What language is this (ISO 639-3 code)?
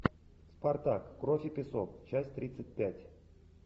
rus